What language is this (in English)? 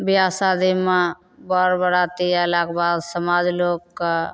Maithili